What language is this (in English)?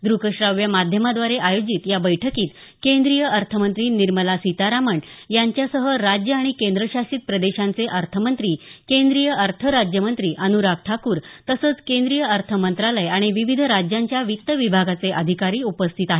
Marathi